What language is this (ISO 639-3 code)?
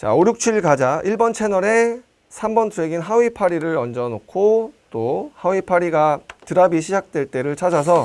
kor